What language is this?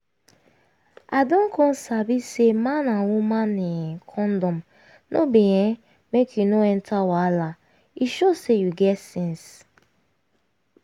Nigerian Pidgin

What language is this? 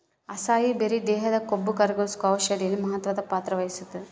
Kannada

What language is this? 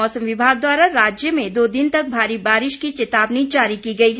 Hindi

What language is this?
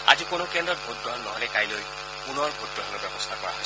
Assamese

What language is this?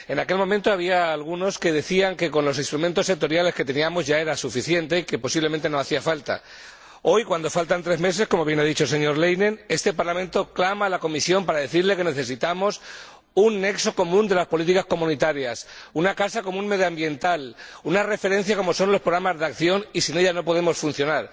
Spanish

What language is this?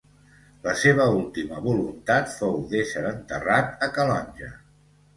Catalan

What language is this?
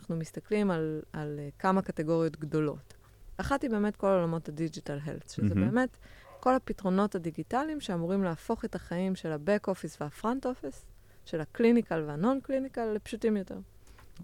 Hebrew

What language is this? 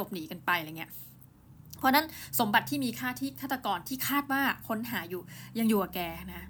Thai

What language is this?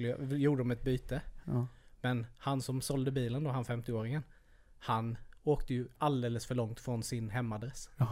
Swedish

